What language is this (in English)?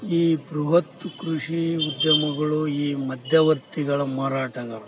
Kannada